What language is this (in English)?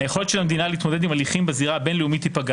Hebrew